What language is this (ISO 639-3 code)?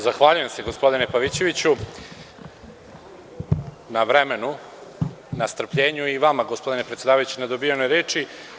srp